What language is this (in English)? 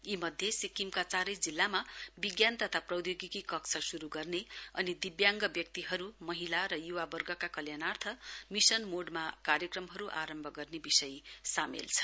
Nepali